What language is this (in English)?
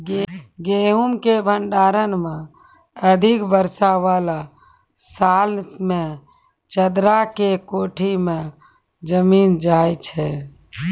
Maithili